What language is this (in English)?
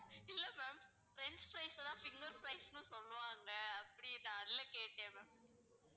Tamil